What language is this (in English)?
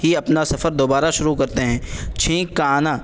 Urdu